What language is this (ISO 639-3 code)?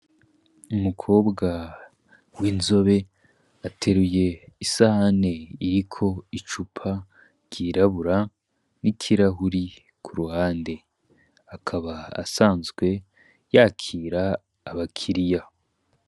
run